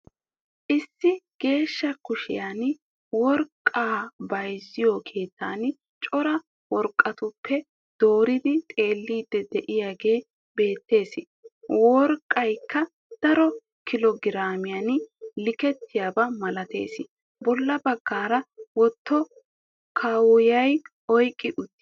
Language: Wolaytta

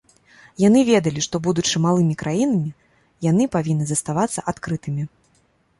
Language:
Belarusian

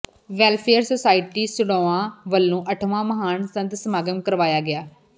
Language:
Punjabi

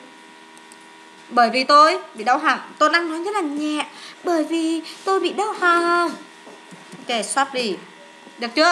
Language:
Vietnamese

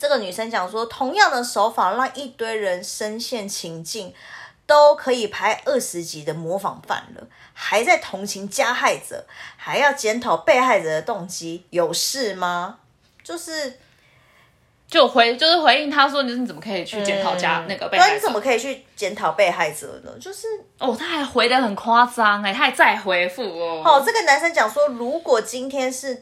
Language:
Chinese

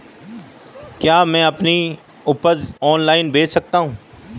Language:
Hindi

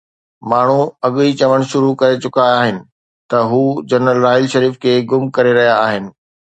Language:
Sindhi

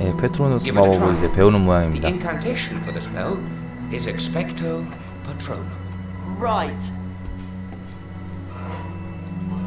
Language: Korean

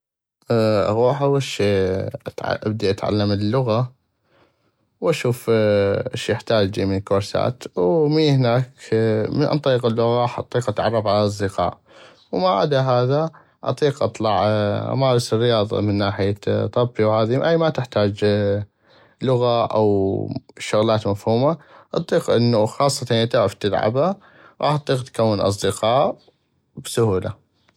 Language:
North Mesopotamian Arabic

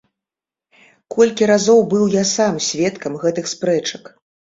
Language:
Belarusian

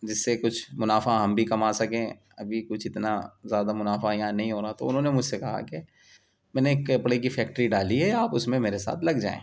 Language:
Urdu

